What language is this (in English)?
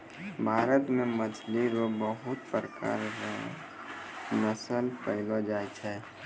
Maithili